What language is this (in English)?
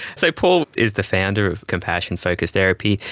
English